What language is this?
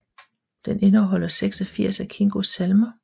Danish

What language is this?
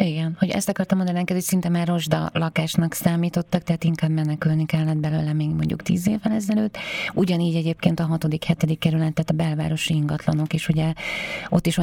Hungarian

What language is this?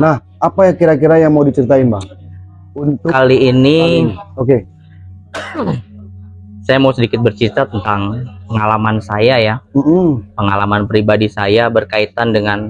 Indonesian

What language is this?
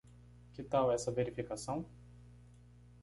Portuguese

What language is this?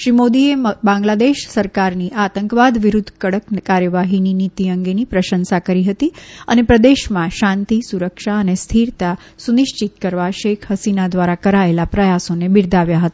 Gujarati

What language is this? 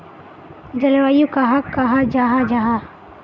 Magahi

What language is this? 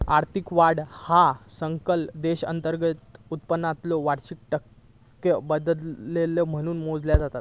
Marathi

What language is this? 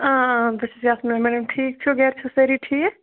Kashmiri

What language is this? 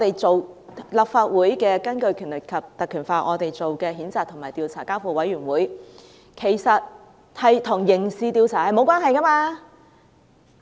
Cantonese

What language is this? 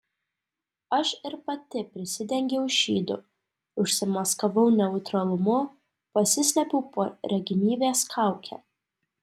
Lithuanian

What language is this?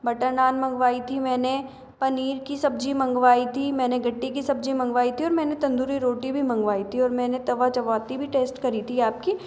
Hindi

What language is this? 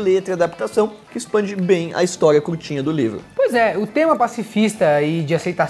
Portuguese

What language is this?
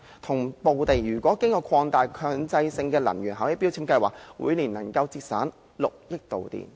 Cantonese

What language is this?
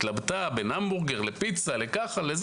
Hebrew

